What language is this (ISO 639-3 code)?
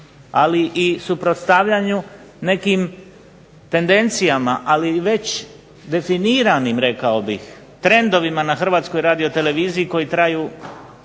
hrv